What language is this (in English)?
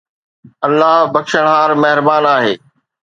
Sindhi